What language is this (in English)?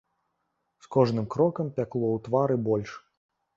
Belarusian